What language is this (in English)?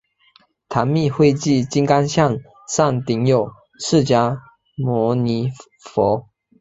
Chinese